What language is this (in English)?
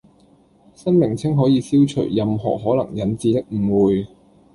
Cantonese